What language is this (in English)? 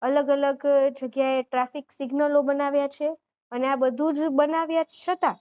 Gujarati